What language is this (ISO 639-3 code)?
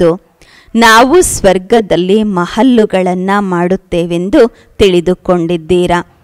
kor